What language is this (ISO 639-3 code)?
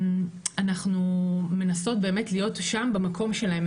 heb